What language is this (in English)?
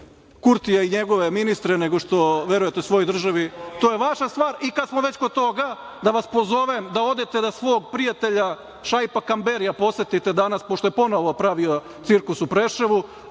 Serbian